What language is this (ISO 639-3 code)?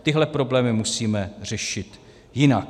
ces